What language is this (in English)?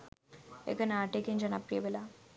Sinhala